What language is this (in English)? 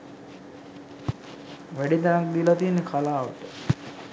Sinhala